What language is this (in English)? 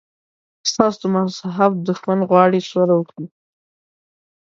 Pashto